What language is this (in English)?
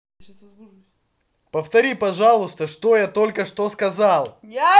Russian